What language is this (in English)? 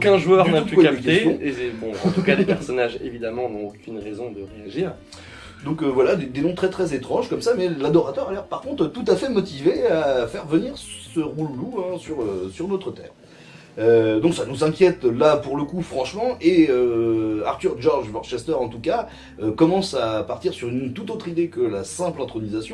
French